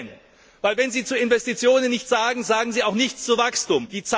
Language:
German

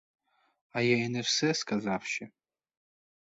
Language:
Ukrainian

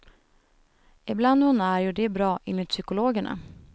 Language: Swedish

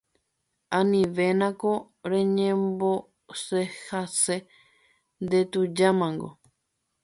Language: Guarani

